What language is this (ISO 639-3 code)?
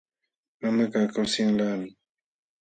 qxw